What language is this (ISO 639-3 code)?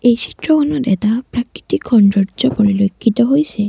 asm